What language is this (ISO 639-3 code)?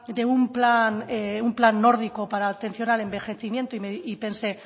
spa